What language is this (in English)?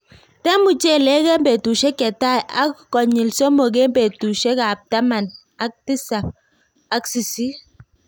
Kalenjin